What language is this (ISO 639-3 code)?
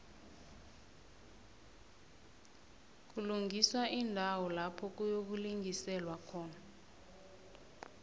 nbl